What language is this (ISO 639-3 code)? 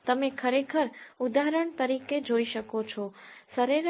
guj